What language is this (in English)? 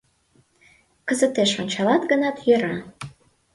Mari